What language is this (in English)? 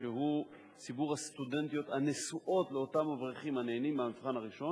Hebrew